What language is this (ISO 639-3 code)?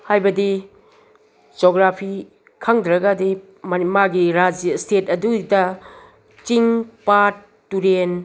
mni